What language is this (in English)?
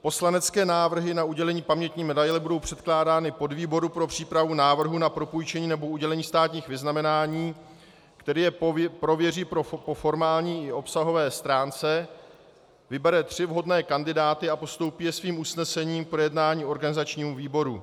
Czech